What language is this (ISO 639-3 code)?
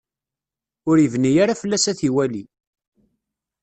kab